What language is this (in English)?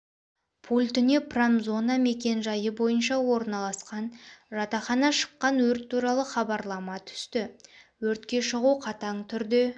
Kazakh